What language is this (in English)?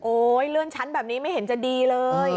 Thai